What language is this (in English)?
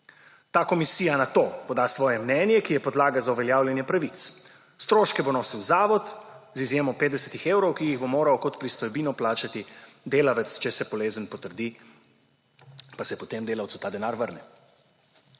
Slovenian